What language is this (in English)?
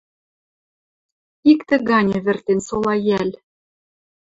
Western Mari